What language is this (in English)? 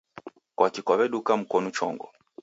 Taita